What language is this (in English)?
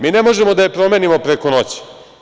Serbian